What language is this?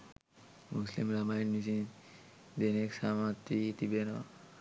Sinhala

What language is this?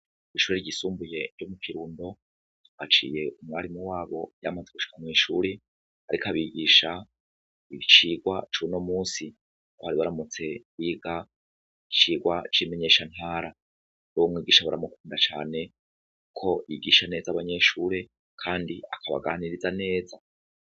Rundi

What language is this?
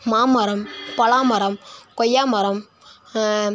Tamil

